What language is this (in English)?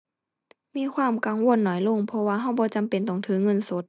Thai